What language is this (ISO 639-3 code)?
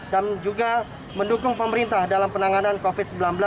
ind